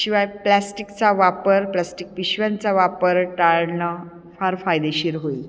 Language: Marathi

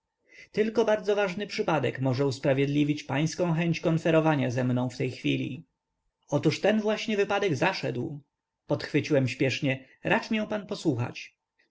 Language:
Polish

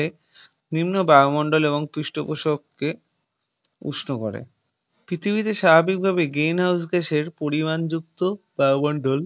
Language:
Bangla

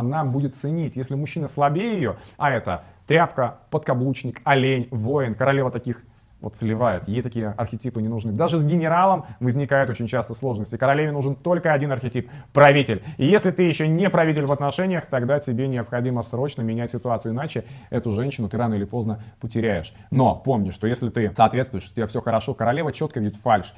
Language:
Russian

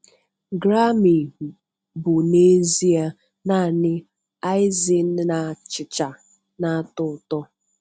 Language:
Igbo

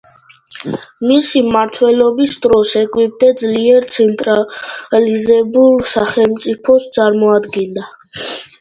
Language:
Georgian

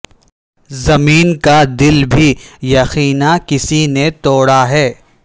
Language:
Urdu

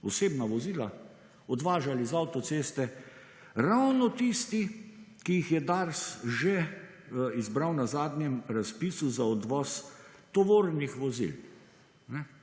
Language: Slovenian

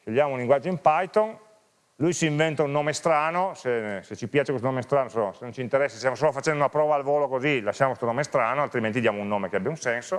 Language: Italian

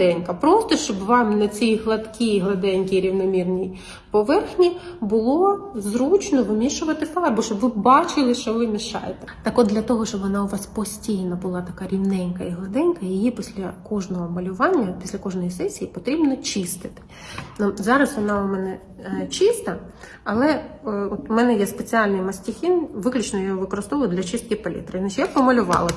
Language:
Ukrainian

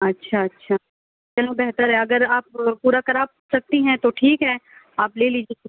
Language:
Urdu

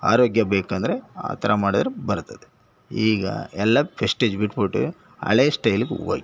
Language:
Kannada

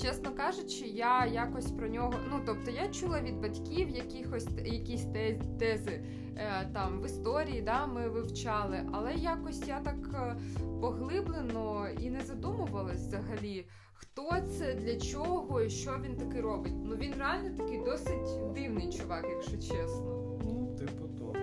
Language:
Ukrainian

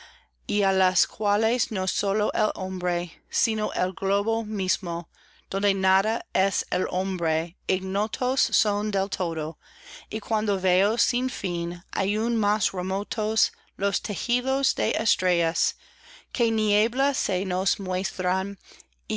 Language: Spanish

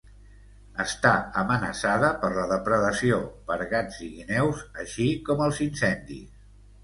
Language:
Catalan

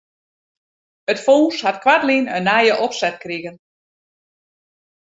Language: Western Frisian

